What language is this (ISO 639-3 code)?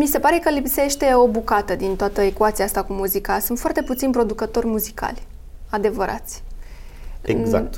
ron